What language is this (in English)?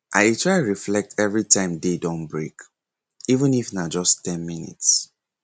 Nigerian Pidgin